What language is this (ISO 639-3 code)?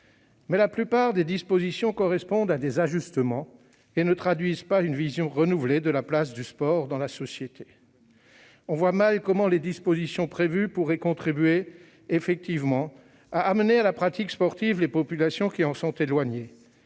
fra